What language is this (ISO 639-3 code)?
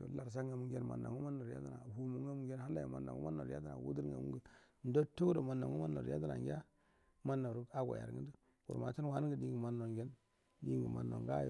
bdm